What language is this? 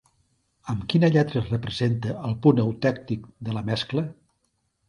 Catalan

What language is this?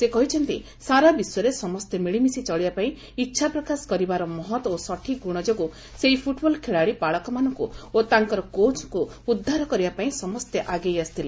Odia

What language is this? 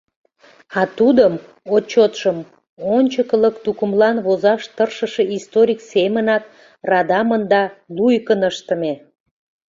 Mari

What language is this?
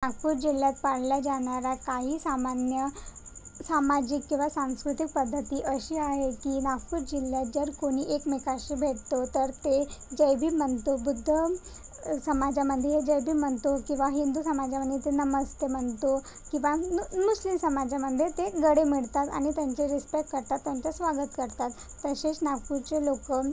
Marathi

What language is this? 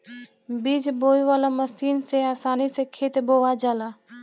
Bhojpuri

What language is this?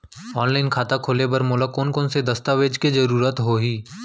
Chhattisgarhi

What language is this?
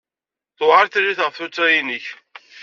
Kabyle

